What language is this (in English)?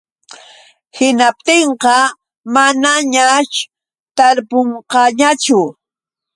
Yauyos Quechua